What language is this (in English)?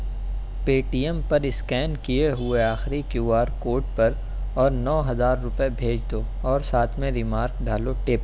Urdu